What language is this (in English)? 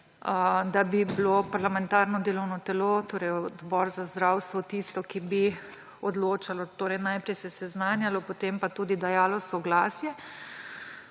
Slovenian